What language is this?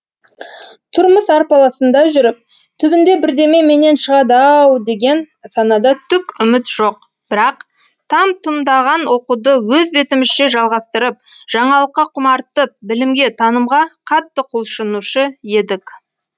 Kazakh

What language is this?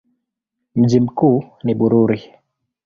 Swahili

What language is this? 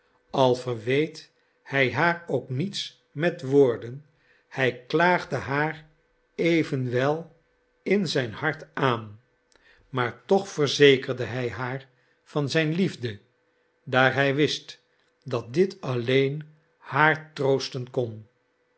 Dutch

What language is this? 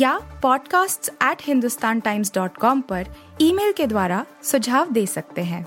Hindi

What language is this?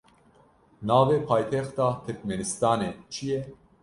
Kurdish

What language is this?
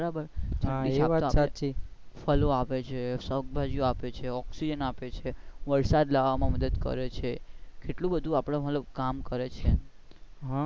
Gujarati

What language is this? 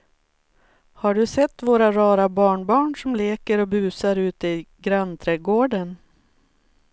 Swedish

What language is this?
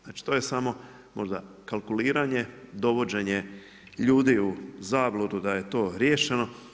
Croatian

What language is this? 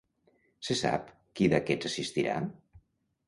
Catalan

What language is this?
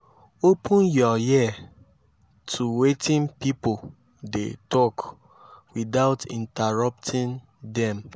Nigerian Pidgin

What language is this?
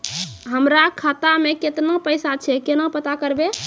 Maithili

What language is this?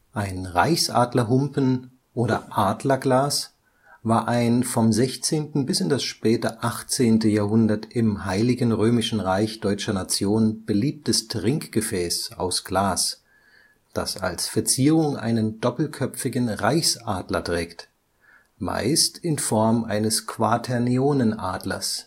German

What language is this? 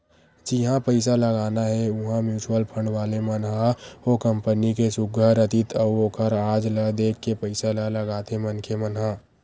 Chhattisgarhi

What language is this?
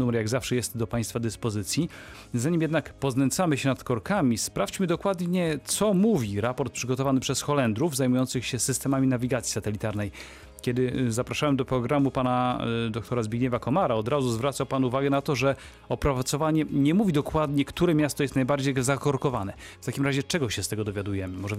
Polish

